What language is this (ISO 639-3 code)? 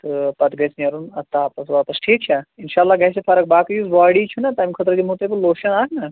kas